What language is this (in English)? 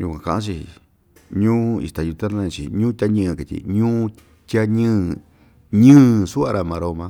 Ixtayutla Mixtec